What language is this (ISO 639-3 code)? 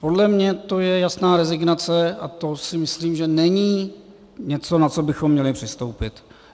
ces